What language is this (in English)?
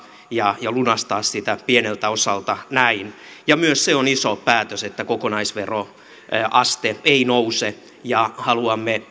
Finnish